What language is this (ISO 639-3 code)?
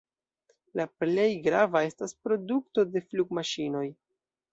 epo